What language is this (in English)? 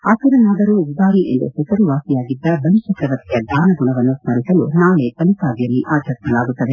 Kannada